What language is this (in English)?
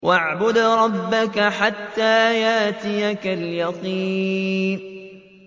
Arabic